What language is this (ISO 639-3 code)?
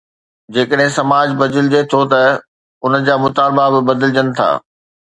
snd